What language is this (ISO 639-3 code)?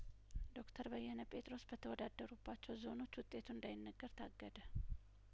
amh